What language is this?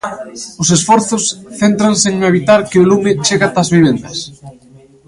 Galician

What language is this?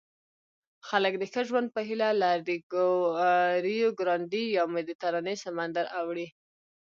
Pashto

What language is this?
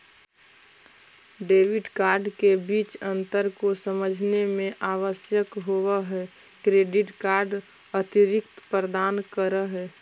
Magahi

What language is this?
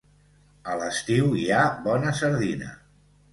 Catalan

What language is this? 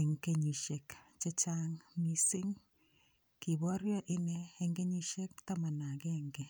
Kalenjin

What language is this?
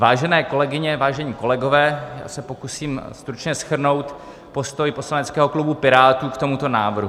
Czech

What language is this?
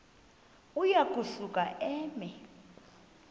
Xhosa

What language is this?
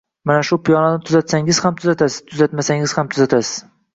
Uzbek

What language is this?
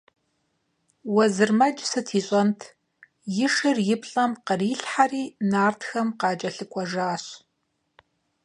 Kabardian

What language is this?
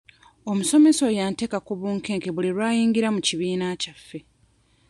Ganda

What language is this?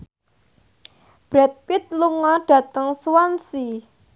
Javanese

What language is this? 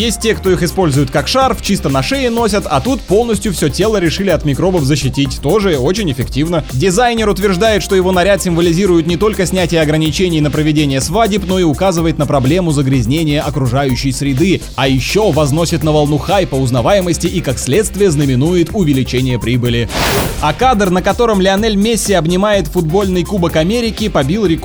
Russian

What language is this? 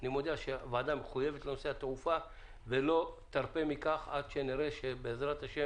Hebrew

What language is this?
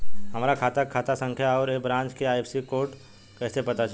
Bhojpuri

